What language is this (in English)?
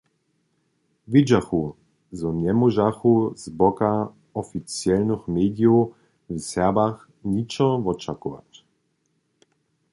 Upper Sorbian